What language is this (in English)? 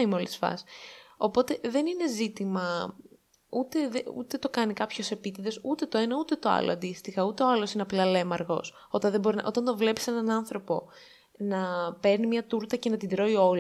Greek